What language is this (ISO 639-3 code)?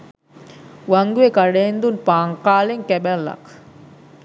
sin